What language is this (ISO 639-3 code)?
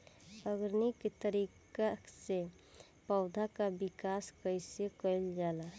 bho